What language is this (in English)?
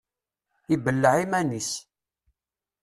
Kabyle